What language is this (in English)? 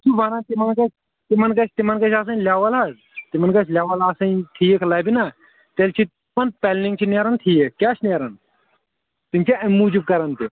Kashmiri